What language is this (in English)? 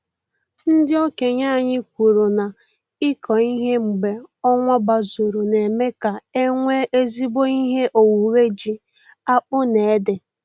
Igbo